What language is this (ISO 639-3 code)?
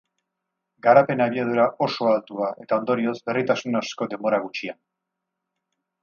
eus